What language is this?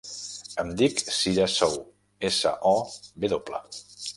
Catalan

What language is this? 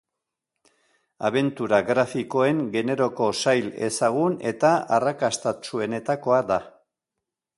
Basque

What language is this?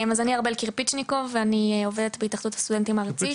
Hebrew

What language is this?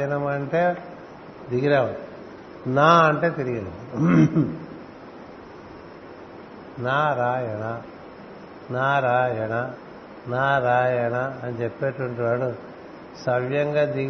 Telugu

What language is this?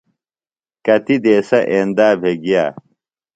Phalura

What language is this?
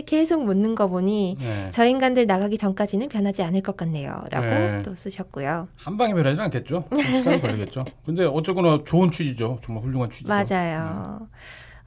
Korean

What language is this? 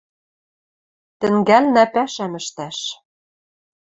Western Mari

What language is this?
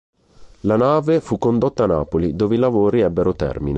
Italian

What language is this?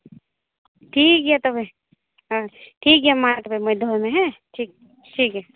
Santali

